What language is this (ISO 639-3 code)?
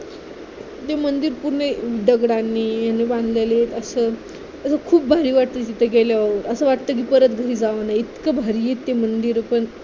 mar